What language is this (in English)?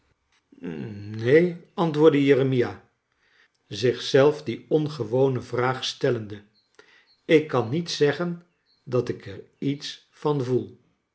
Dutch